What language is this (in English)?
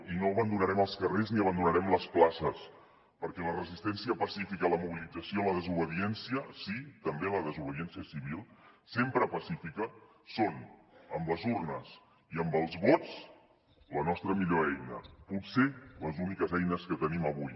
Catalan